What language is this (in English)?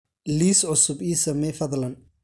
Somali